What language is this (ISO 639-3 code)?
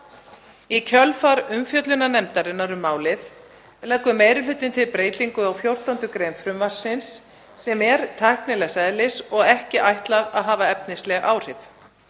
isl